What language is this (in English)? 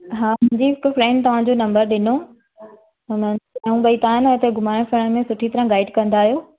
Sindhi